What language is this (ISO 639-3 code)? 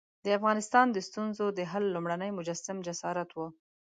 pus